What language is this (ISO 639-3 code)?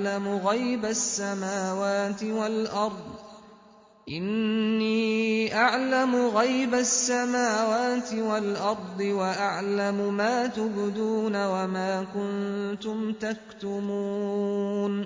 ara